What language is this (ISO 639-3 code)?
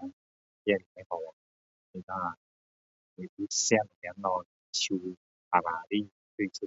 cdo